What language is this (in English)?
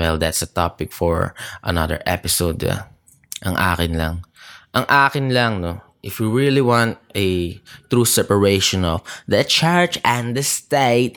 Filipino